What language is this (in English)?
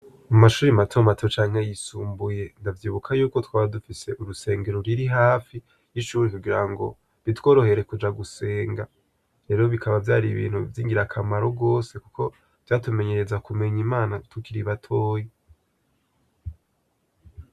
Rundi